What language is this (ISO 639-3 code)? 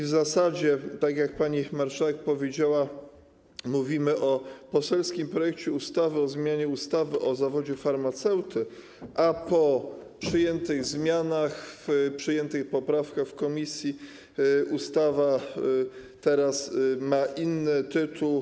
pol